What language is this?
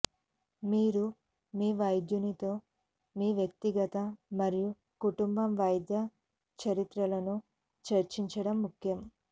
Telugu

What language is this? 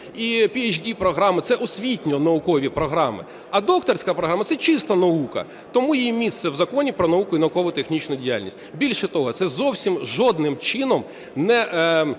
Ukrainian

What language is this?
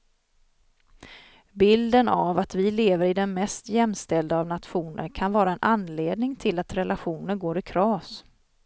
Swedish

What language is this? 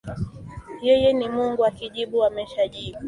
Swahili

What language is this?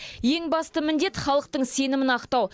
Kazakh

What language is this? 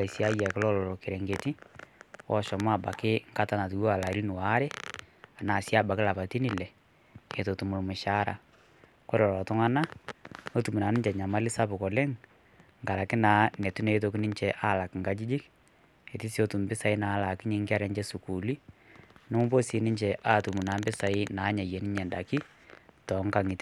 Masai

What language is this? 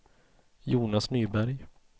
Swedish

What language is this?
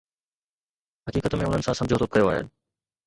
Sindhi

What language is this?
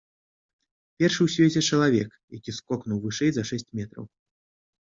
Belarusian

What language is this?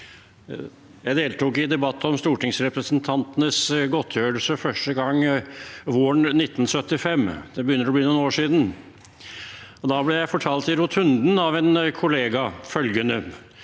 Norwegian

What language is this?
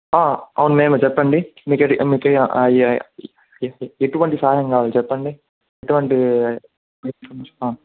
Telugu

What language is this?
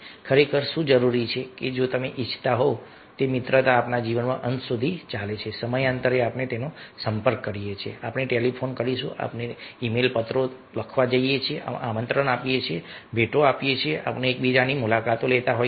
Gujarati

